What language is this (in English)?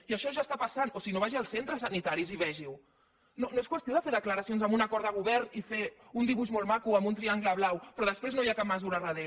Catalan